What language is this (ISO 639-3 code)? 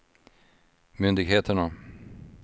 swe